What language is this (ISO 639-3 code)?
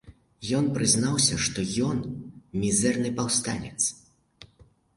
bel